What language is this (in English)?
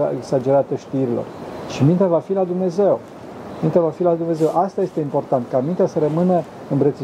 Romanian